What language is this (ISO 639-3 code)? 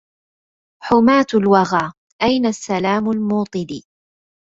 ara